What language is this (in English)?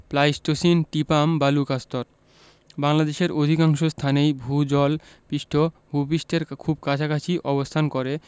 Bangla